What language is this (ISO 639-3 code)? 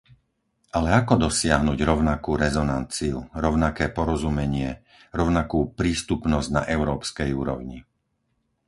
slk